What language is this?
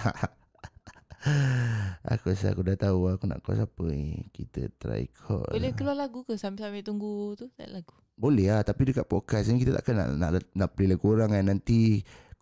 Malay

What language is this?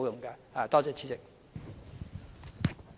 Cantonese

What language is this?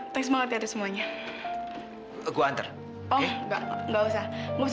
Indonesian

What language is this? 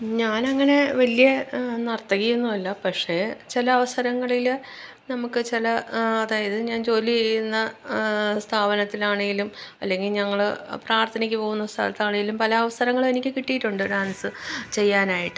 Malayalam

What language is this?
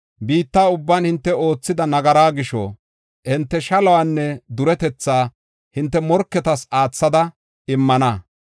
Gofa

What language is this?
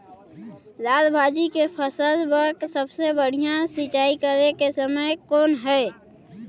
Chhattisgarhi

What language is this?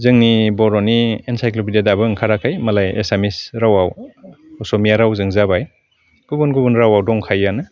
Bodo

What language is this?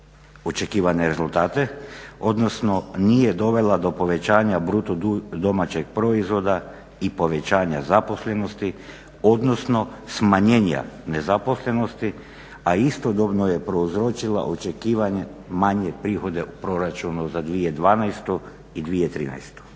Croatian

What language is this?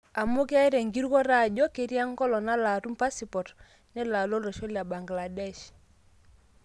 Masai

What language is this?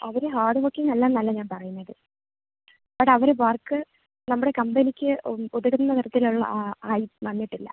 Malayalam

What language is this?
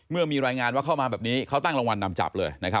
Thai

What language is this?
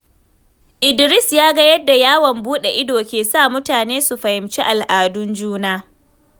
Hausa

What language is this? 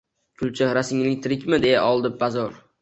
Uzbek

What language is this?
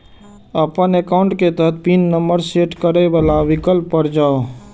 Maithili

